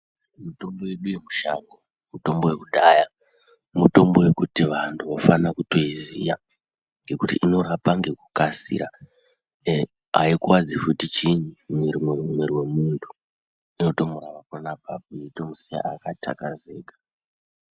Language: Ndau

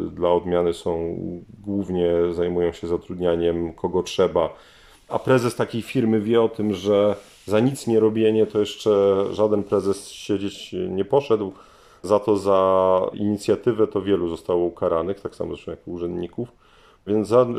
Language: Polish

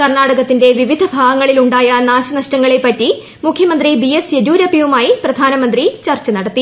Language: Malayalam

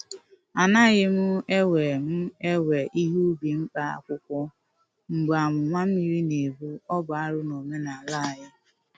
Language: Igbo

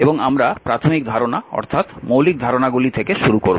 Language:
Bangla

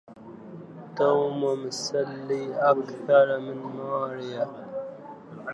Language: Arabic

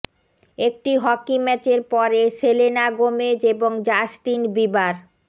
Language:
Bangla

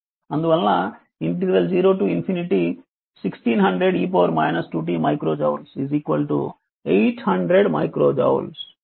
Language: Telugu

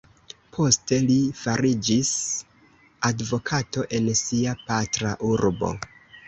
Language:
Esperanto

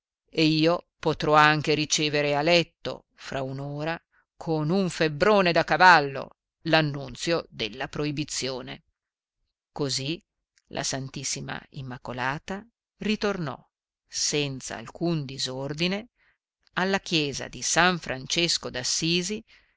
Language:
Italian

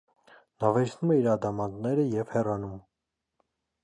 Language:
Armenian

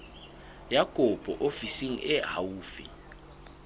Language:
Southern Sotho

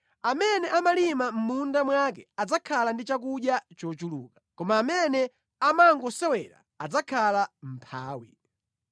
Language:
Nyanja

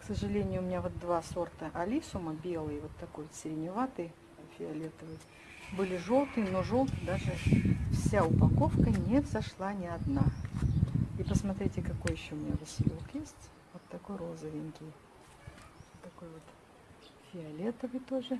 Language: Russian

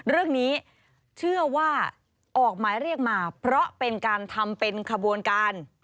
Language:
Thai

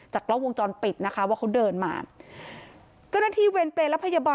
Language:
Thai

